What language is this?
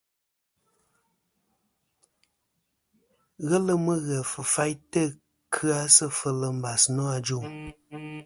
Kom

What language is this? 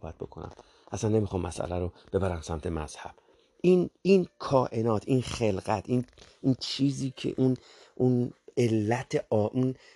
Persian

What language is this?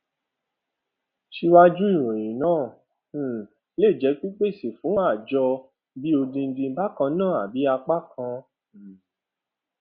Yoruba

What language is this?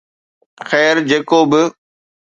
Sindhi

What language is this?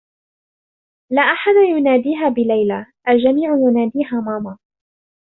Arabic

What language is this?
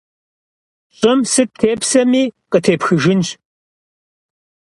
Kabardian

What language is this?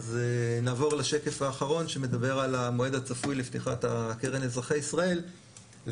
Hebrew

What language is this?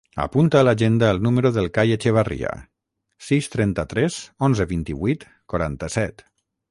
Catalan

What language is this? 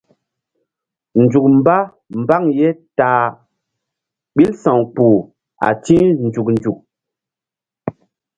Mbum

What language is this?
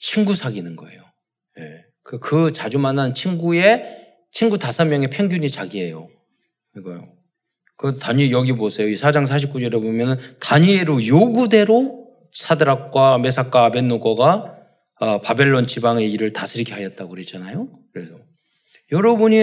Korean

